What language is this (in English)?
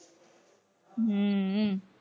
Gujarati